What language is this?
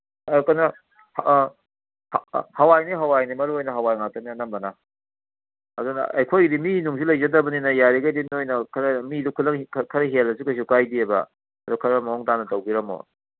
Manipuri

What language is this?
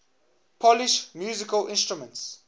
English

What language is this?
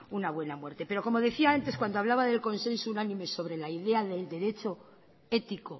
Spanish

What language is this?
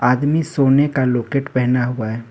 Hindi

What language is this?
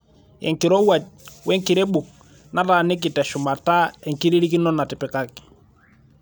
Masai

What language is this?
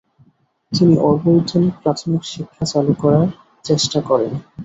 Bangla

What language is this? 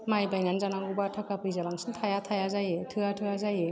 Bodo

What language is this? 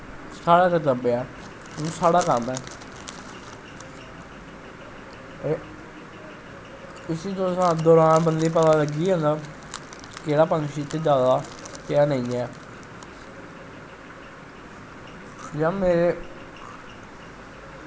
Dogri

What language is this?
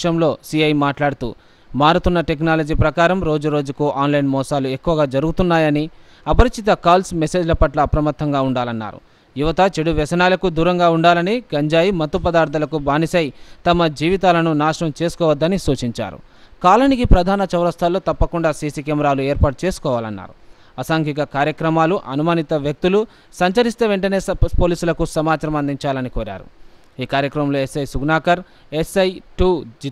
Telugu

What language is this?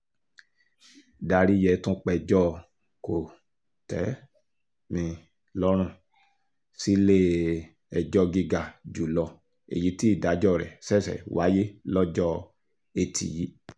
Yoruba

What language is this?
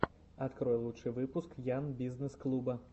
Russian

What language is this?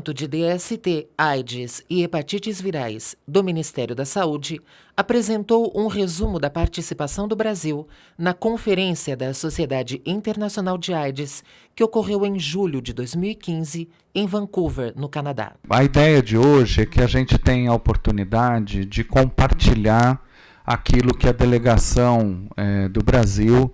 Portuguese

